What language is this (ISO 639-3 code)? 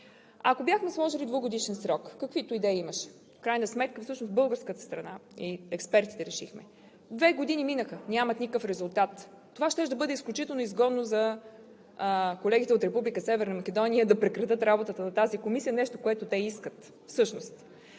bul